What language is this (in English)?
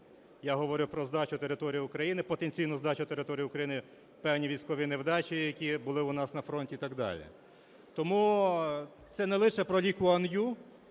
Ukrainian